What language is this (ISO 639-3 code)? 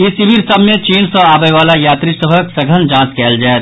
mai